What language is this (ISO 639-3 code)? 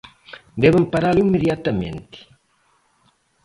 glg